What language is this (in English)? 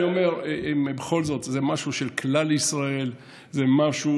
Hebrew